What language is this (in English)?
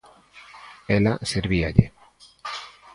Galician